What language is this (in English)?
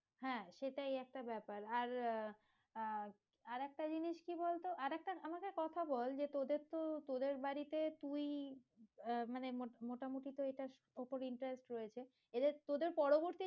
Bangla